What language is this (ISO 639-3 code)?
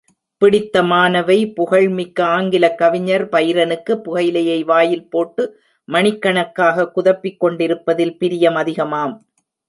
tam